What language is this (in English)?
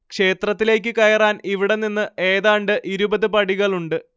Malayalam